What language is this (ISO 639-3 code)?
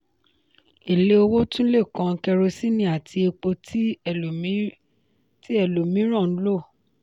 yor